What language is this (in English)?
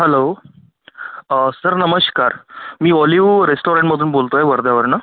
Marathi